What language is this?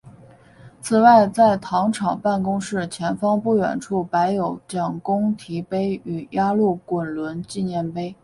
Chinese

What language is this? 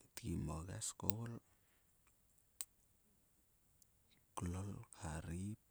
Sulka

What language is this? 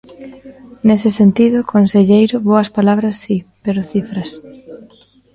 Galician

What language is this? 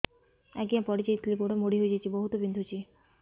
Odia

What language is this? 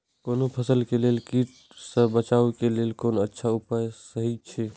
Maithili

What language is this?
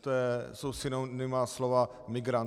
Czech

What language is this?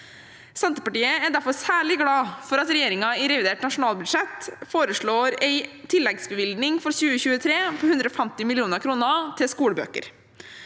Norwegian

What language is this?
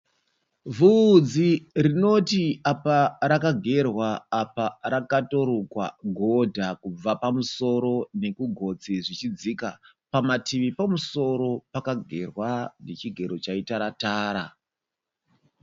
Shona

